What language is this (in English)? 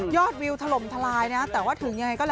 Thai